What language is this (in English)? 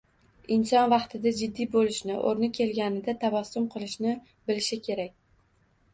Uzbek